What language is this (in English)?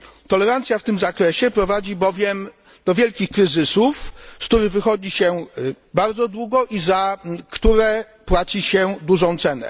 Polish